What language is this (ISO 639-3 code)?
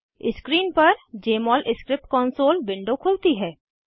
hin